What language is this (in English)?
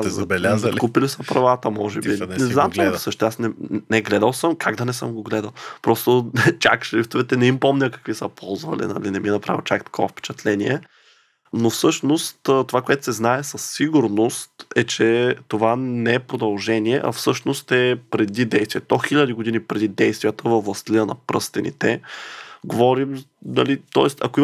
Bulgarian